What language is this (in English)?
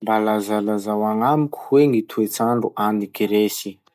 Masikoro Malagasy